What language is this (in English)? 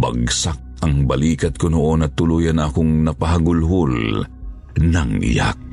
Filipino